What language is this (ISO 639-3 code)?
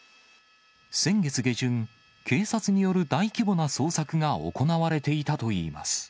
jpn